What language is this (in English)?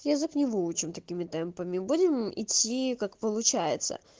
Russian